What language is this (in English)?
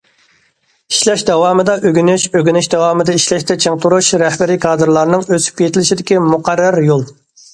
Uyghur